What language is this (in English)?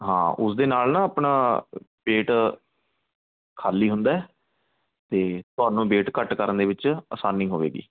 Punjabi